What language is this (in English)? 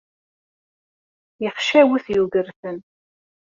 Kabyle